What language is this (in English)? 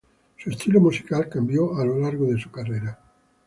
Spanish